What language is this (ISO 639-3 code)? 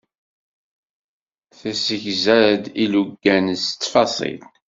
kab